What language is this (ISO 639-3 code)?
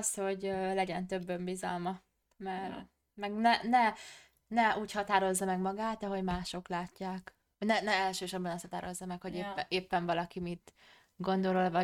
hun